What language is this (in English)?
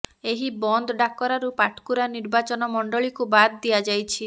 Odia